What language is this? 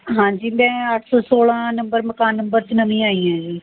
Punjabi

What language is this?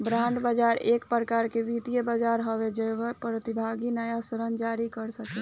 Bhojpuri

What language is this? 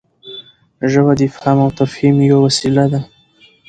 Pashto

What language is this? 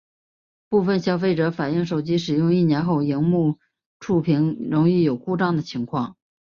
Chinese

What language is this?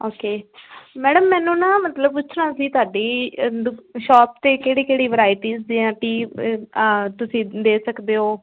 Punjabi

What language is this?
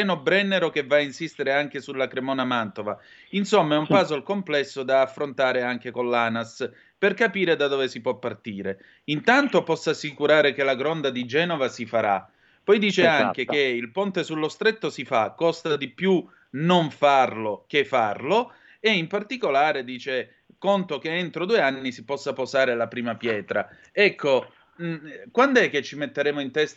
Italian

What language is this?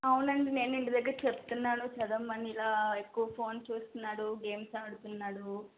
Telugu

